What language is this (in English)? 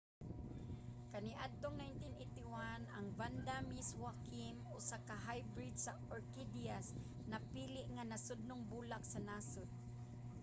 Cebuano